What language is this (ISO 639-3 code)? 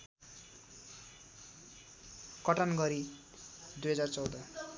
nep